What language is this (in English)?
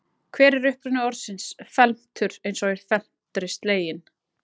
Icelandic